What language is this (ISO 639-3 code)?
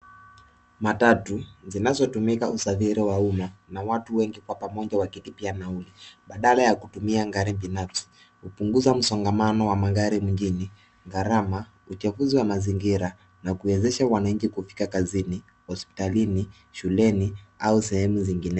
swa